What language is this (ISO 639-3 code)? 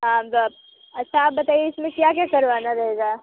hin